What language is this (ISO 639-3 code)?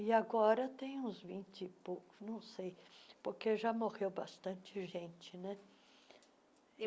por